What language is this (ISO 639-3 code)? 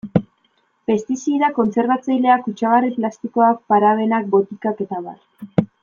eus